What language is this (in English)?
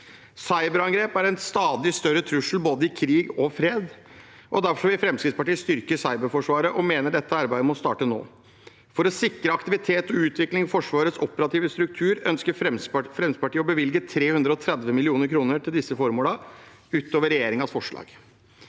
Norwegian